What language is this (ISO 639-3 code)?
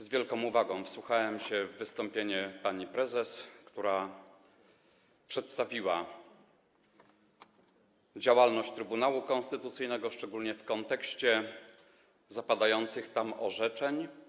pol